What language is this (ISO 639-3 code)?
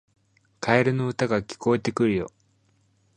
jpn